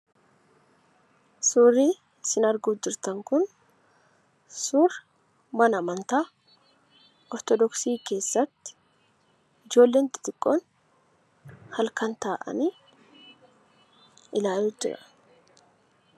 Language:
Oromo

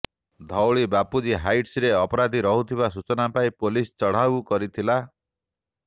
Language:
Odia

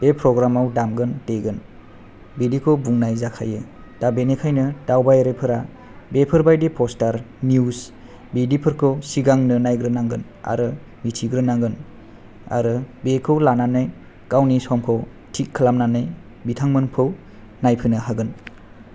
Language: Bodo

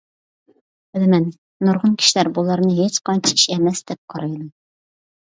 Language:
Uyghur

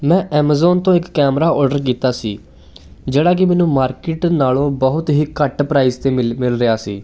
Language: Punjabi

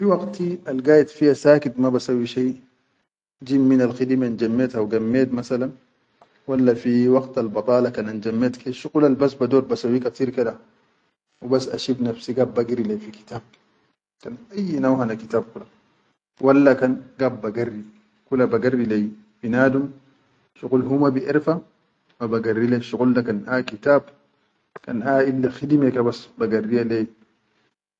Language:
Chadian Arabic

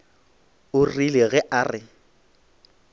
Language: Northern Sotho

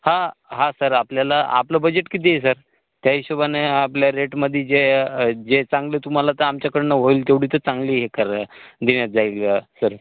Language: Marathi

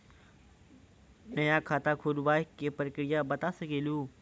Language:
Maithili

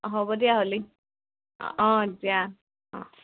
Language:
Assamese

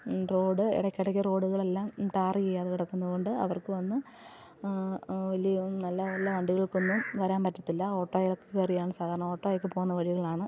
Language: Malayalam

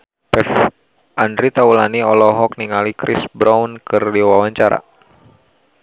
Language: Sundanese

